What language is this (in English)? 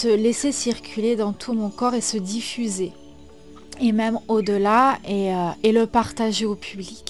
French